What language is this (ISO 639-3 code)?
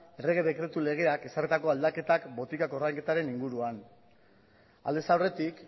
eus